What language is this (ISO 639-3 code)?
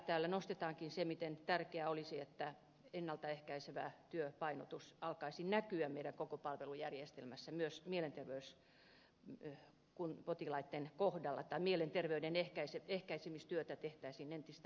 fin